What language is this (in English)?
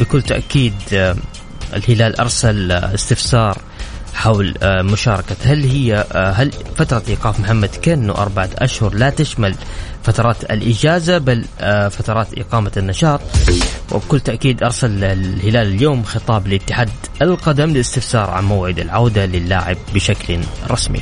Arabic